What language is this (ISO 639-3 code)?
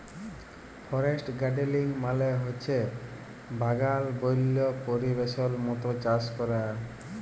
ben